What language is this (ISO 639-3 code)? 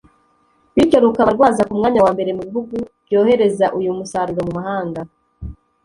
kin